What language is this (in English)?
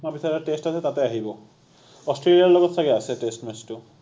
Assamese